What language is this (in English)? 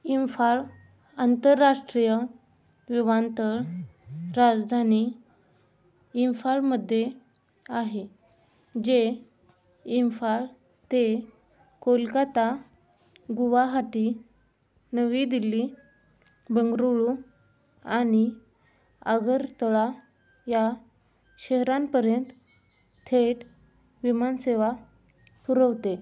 Marathi